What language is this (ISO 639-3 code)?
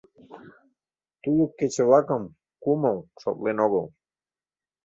chm